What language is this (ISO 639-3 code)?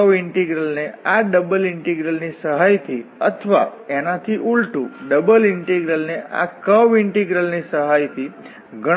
guj